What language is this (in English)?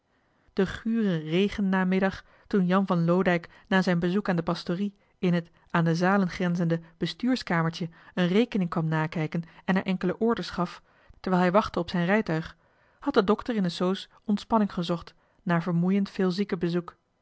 Dutch